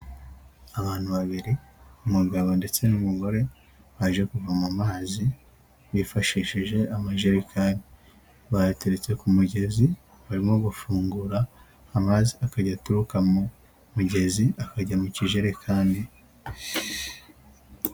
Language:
Kinyarwanda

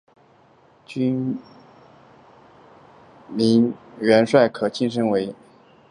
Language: Chinese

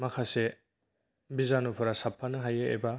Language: Bodo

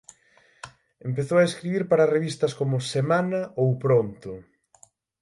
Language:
Galician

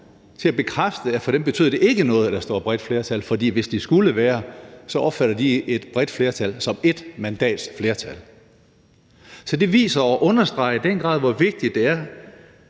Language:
Danish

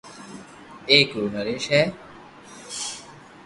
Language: Loarki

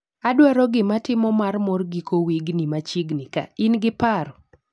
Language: Luo (Kenya and Tanzania)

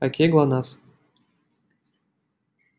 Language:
Russian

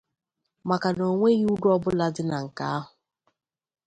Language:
Igbo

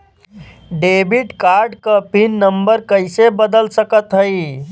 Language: Bhojpuri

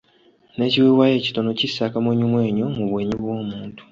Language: Ganda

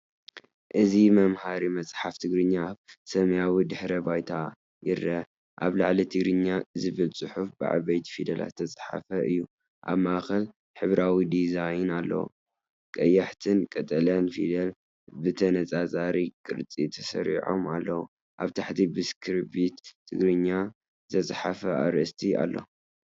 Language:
Tigrinya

